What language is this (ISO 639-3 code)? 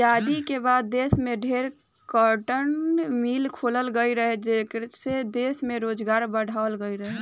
bho